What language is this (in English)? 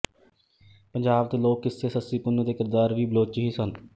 Punjabi